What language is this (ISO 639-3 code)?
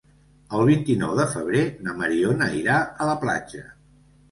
cat